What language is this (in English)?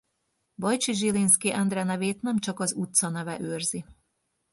Hungarian